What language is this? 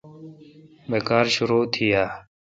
Kalkoti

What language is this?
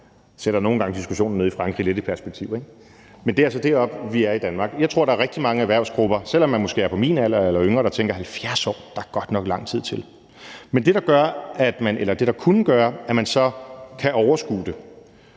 Danish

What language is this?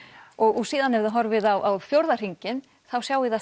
Icelandic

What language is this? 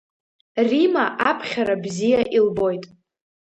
Abkhazian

